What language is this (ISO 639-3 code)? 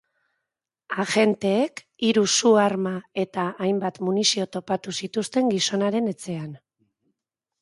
eus